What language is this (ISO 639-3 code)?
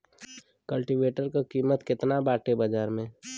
bho